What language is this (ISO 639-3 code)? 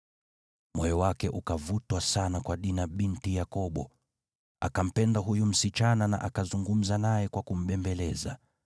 swa